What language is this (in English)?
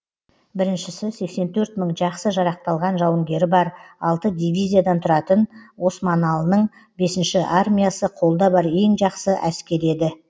Kazakh